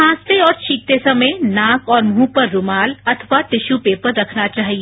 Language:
Hindi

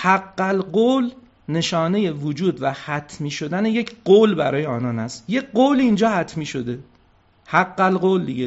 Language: Persian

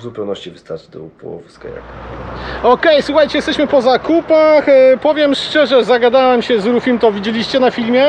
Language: Polish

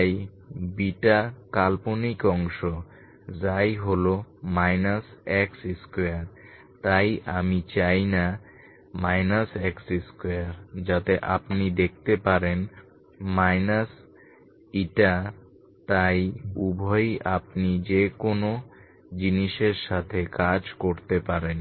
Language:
Bangla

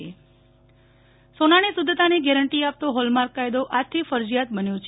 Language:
Gujarati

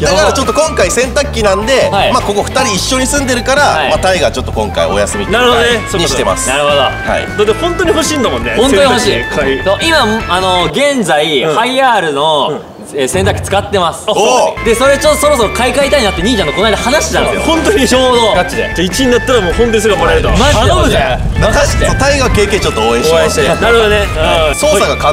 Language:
Japanese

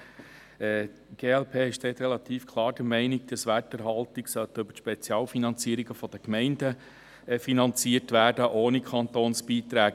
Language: Swiss German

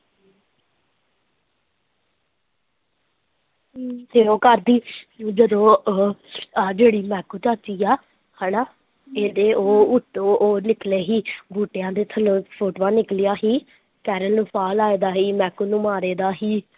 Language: Punjabi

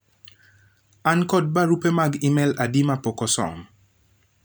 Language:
Luo (Kenya and Tanzania)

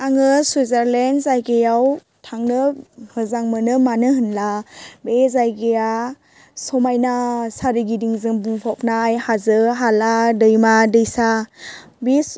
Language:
Bodo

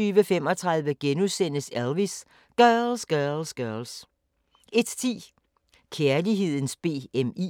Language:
Danish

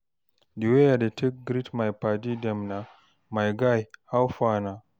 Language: Nigerian Pidgin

